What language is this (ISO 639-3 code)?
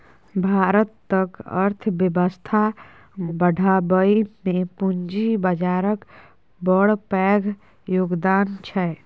mai